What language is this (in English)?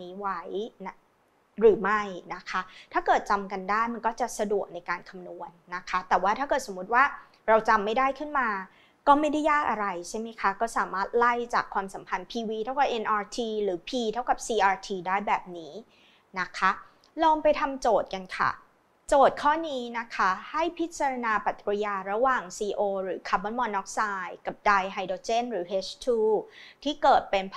Thai